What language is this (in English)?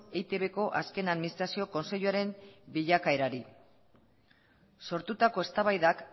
Basque